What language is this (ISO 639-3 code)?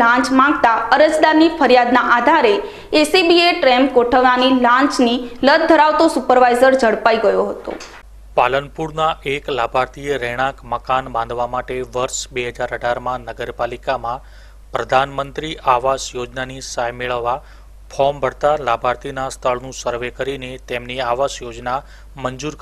hin